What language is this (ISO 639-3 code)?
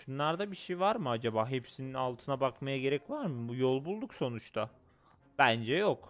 tur